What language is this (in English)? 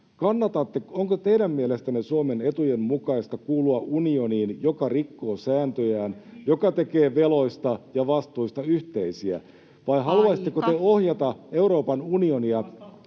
Finnish